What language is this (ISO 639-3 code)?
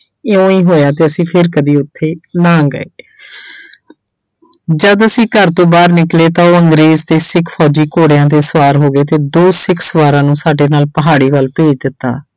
pan